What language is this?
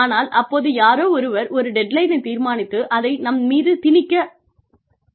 Tamil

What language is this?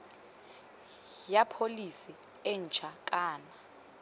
Tswana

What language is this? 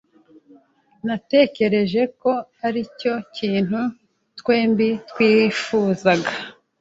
Kinyarwanda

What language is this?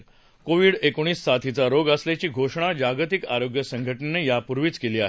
Marathi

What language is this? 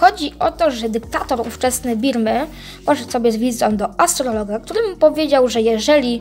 Polish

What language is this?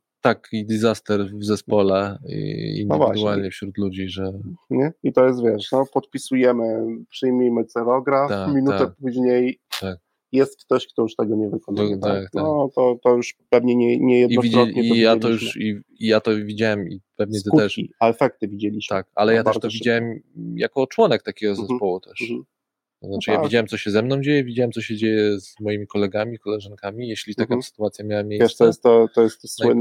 Polish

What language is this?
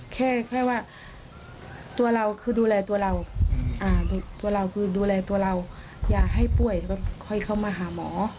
Thai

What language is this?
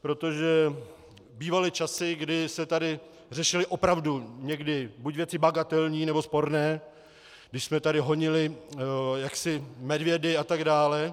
Czech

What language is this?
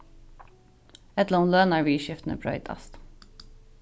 Faroese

